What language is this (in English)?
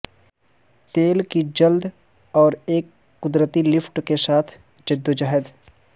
Urdu